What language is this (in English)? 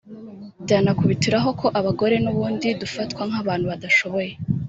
Kinyarwanda